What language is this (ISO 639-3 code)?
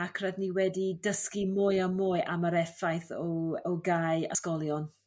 cym